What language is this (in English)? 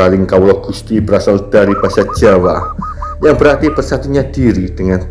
Indonesian